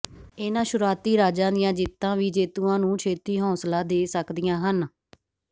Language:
Punjabi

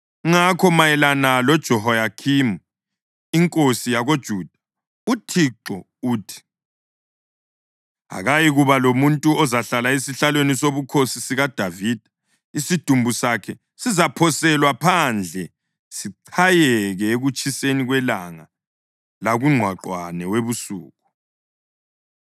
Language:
North Ndebele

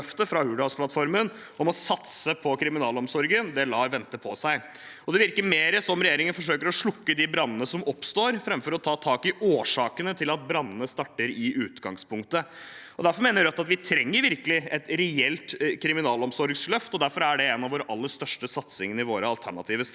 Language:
Norwegian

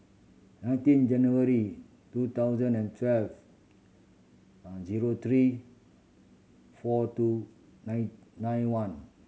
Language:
English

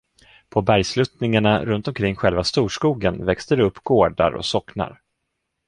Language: Swedish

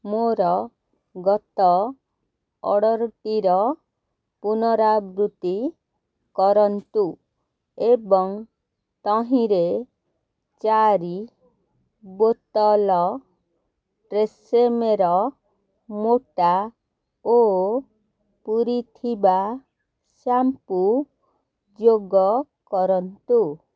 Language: Odia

